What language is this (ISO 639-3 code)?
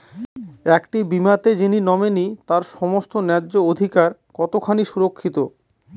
ben